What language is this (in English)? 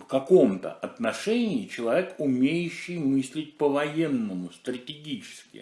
Russian